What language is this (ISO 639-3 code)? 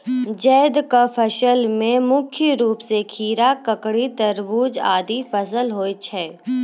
mai